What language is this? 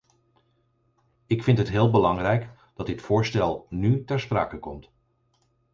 Dutch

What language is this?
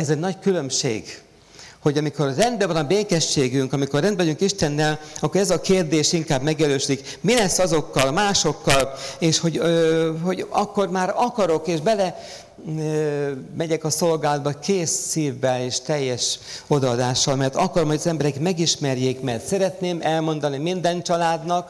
Hungarian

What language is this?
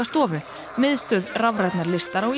Icelandic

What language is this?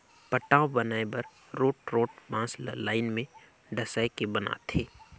Chhattisgarhi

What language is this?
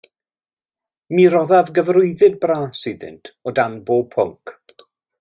Welsh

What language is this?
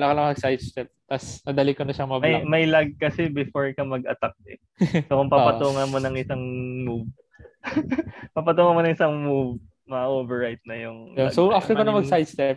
Filipino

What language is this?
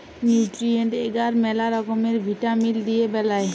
Bangla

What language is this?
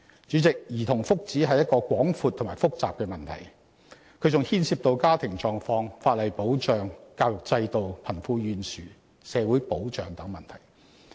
Cantonese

